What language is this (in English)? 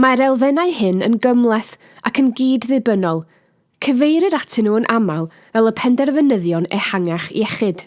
Welsh